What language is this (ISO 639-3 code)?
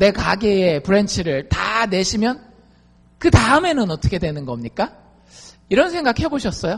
kor